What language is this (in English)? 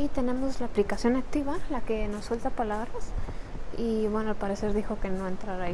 Spanish